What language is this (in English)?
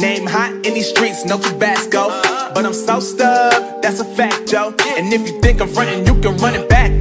Bangla